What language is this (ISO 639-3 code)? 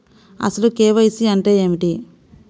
tel